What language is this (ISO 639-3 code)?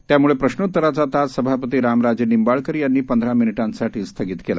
mar